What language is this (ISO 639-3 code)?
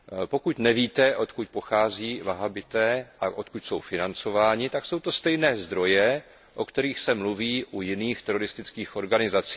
ces